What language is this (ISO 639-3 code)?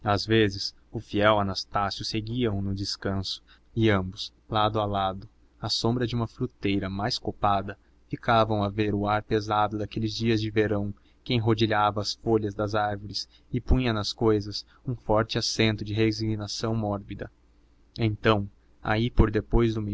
por